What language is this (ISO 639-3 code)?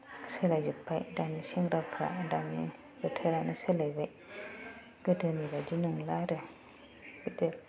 brx